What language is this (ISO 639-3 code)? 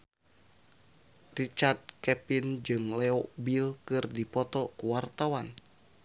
sun